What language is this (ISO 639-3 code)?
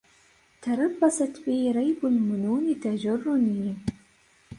ara